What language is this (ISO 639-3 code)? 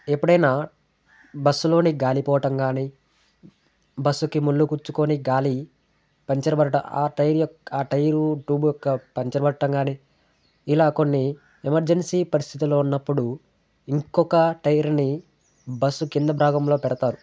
tel